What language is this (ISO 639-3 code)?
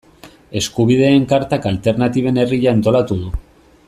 eus